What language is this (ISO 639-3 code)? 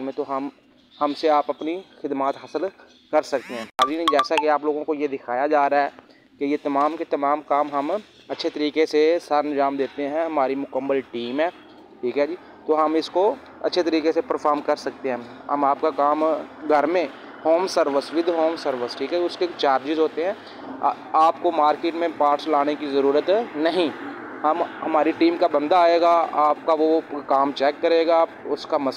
hin